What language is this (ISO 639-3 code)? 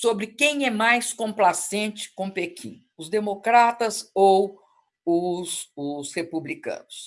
por